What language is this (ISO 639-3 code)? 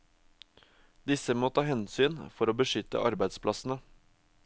nor